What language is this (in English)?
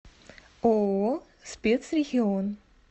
Russian